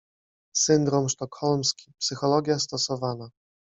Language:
Polish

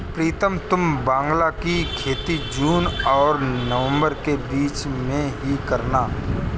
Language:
Hindi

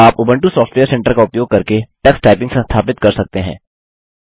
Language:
Hindi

